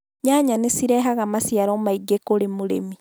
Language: Kikuyu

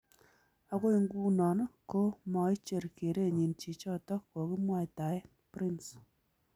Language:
Kalenjin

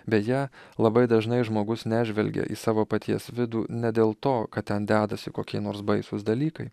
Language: Lithuanian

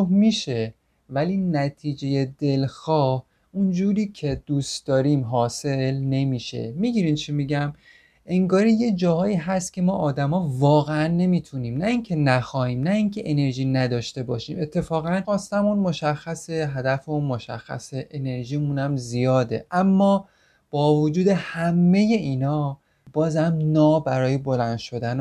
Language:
Persian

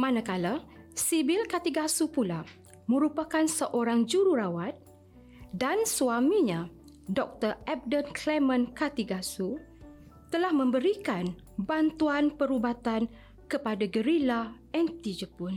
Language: Malay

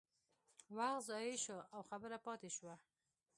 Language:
Pashto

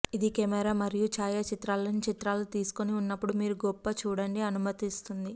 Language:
Telugu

